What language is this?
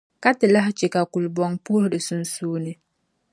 Dagbani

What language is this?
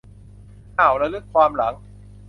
Thai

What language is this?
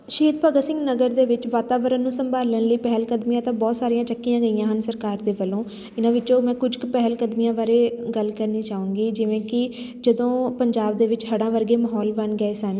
Punjabi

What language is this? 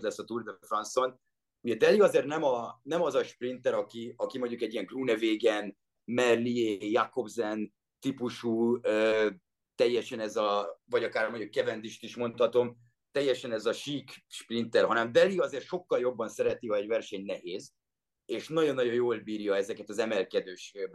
Hungarian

